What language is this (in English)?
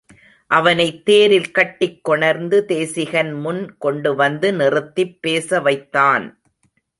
Tamil